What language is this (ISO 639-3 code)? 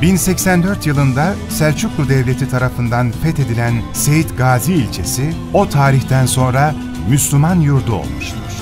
tur